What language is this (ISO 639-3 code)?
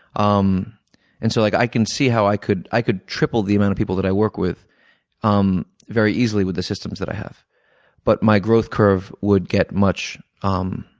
eng